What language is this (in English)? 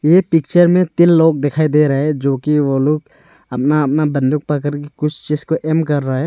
Hindi